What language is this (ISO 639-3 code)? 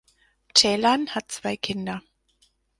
deu